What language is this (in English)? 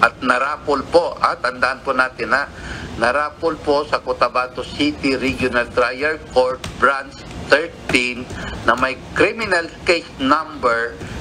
Filipino